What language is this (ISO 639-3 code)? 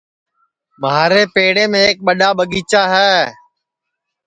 ssi